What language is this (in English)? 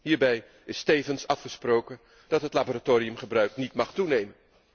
Dutch